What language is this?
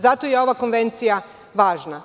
Serbian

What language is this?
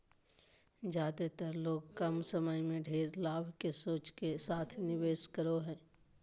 Magahi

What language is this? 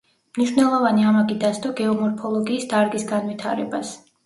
Georgian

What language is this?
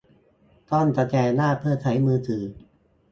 Thai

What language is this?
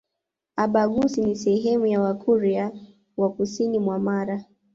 Swahili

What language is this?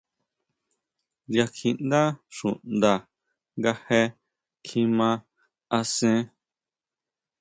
Huautla Mazatec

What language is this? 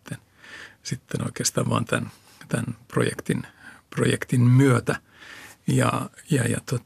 Finnish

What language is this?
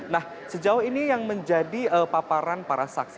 Indonesian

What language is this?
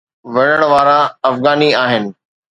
Sindhi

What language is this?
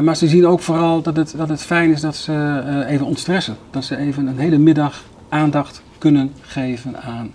Dutch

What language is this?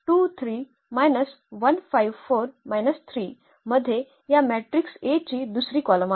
Marathi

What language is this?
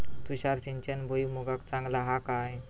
Marathi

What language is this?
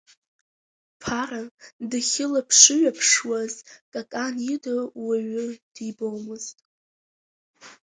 Abkhazian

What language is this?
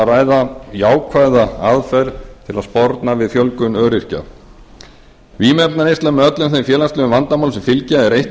Icelandic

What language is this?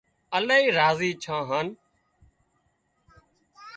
Wadiyara Koli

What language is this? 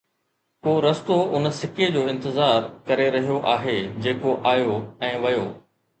Sindhi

